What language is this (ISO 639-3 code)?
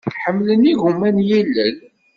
kab